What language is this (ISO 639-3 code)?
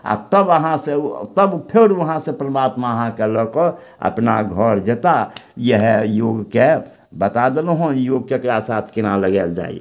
mai